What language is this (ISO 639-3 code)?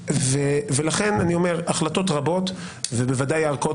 heb